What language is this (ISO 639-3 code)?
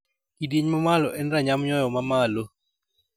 luo